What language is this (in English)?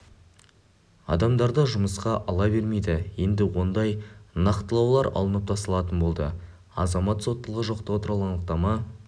Kazakh